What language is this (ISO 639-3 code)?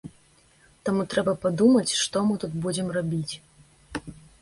bel